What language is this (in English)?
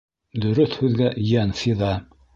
Bashkir